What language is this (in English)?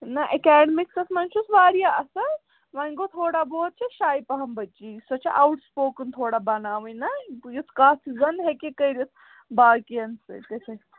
Kashmiri